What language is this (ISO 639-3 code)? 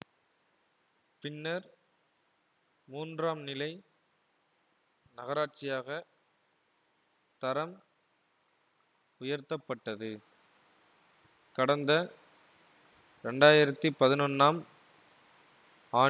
tam